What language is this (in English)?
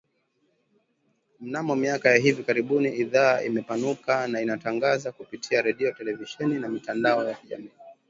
Swahili